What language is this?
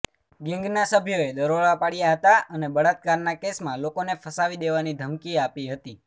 Gujarati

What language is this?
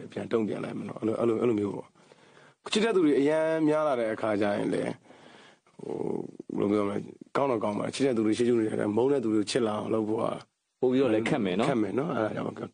Korean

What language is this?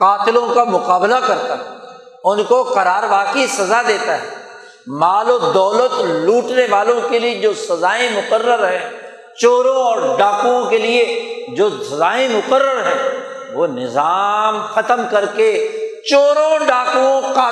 Urdu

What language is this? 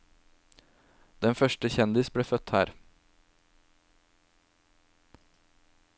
Norwegian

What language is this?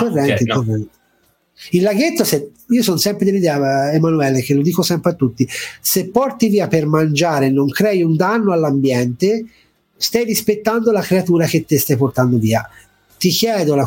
Italian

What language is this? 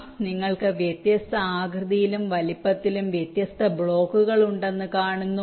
Malayalam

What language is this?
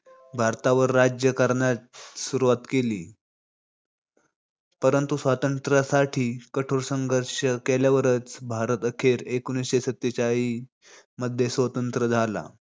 Marathi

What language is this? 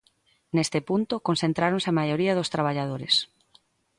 Galician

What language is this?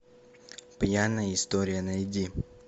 Russian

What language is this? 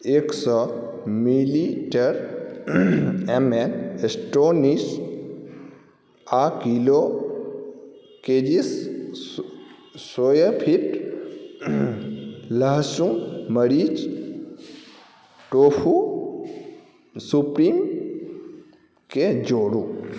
Maithili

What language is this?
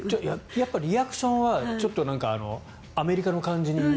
Japanese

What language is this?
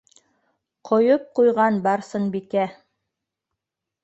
Bashkir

